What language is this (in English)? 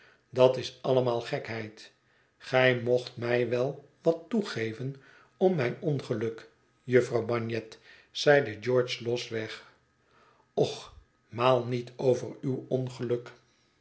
Dutch